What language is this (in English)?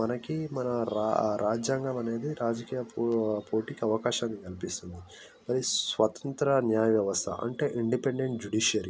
Telugu